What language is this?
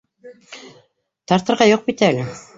Bashkir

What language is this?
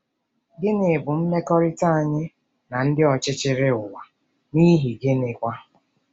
Igbo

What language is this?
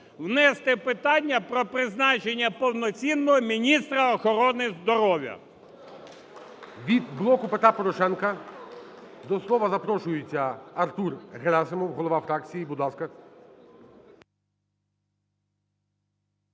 Ukrainian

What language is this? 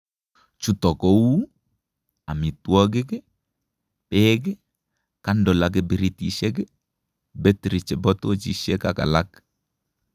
Kalenjin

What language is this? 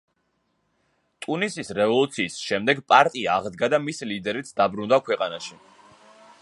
Georgian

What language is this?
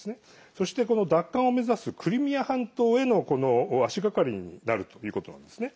Japanese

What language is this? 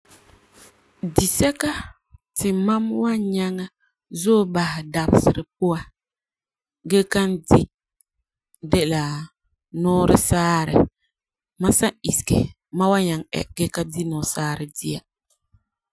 Frafra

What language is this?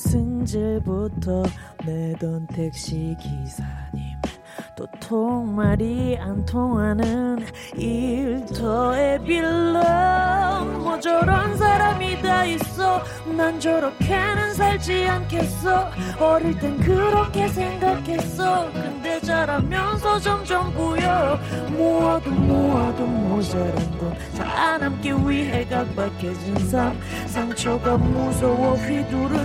Korean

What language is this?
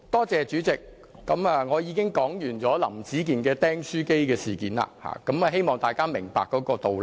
Cantonese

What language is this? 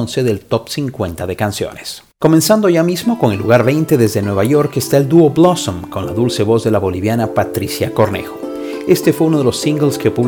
Spanish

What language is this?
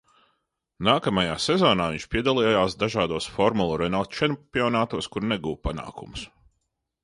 Latvian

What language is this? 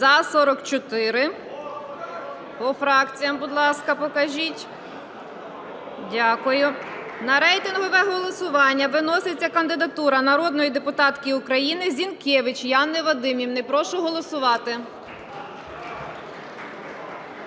Ukrainian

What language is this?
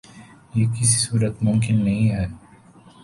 Urdu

